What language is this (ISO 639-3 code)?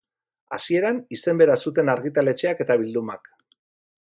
eus